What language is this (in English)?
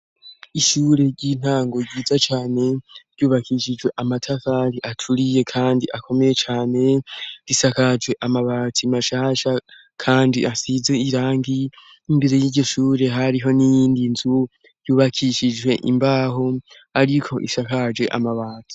Rundi